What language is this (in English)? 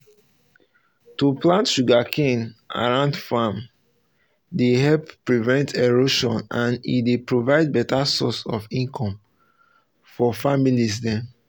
Nigerian Pidgin